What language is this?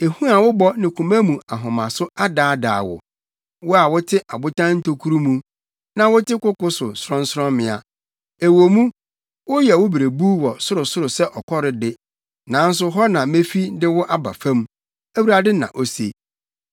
Akan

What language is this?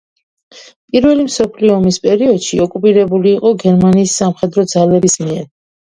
Georgian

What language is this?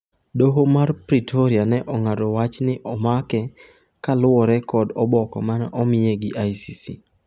Luo (Kenya and Tanzania)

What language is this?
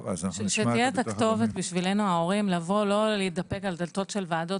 Hebrew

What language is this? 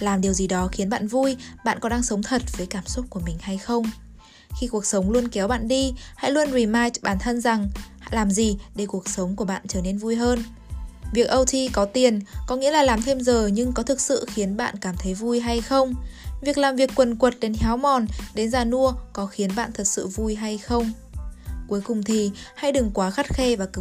Vietnamese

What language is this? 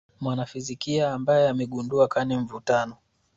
Swahili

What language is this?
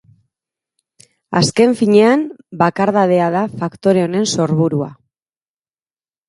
Basque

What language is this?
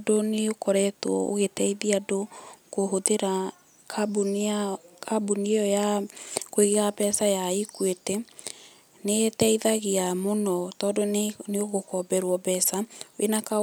Kikuyu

